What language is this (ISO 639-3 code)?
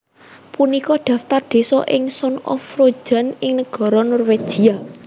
jav